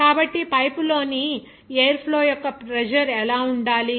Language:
Telugu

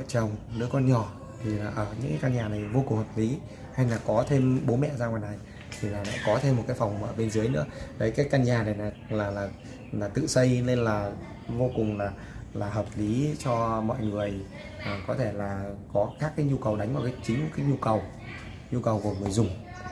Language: Vietnamese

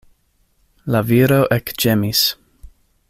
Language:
Esperanto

